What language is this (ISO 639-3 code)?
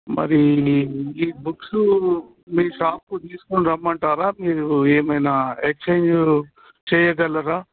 tel